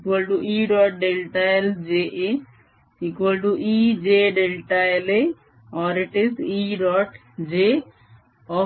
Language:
Marathi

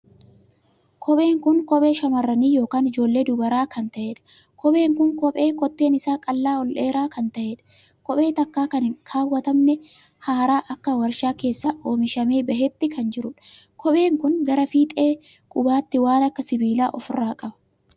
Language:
Oromo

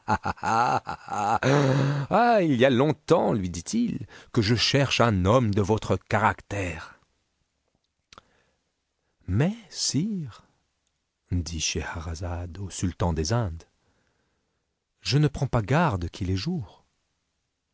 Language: French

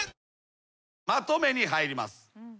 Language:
Japanese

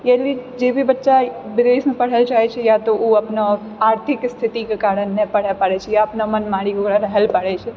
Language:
Maithili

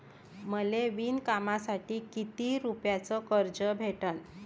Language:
Marathi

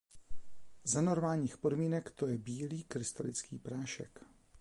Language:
Czech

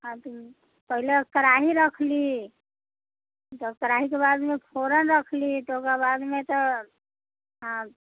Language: Maithili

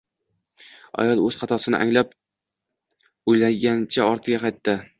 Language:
Uzbek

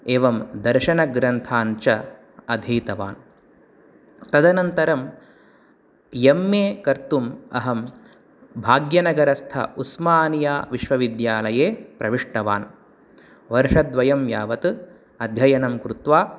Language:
Sanskrit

